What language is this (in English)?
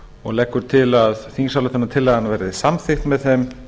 Icelandic